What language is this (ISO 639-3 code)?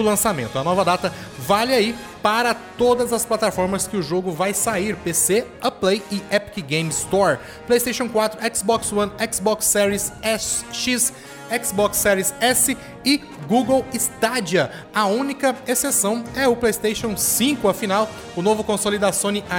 por